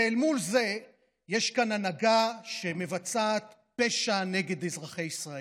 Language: Hebrew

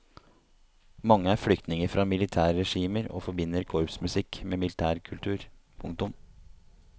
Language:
Norwegian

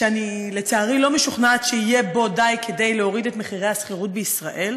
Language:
Hebrew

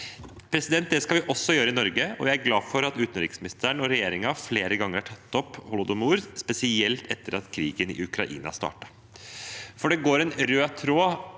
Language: Norwegian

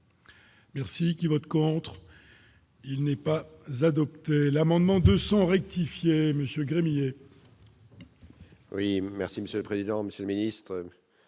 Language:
French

